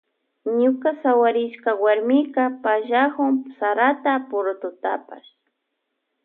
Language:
Loja Highland Quichua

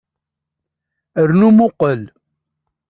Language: Kabyle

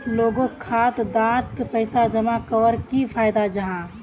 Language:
Magahi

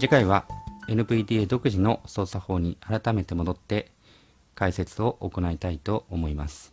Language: Japanese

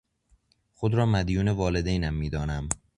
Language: Persian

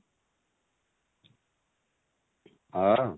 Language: Odia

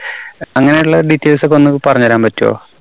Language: Malayalam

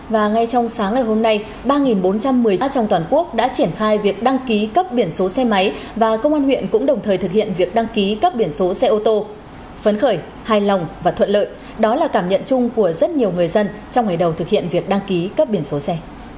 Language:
Vietnamese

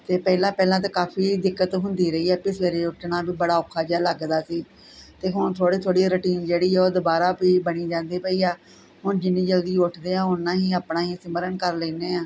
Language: Punjabi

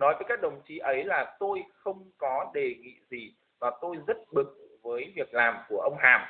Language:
Vietnamese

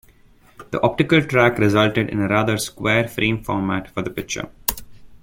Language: English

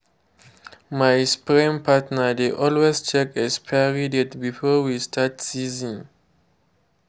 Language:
Nigerian Pidgin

